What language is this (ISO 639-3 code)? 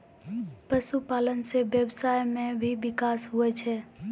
mai